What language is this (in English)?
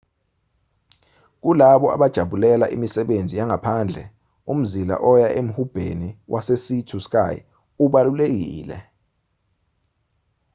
Zulu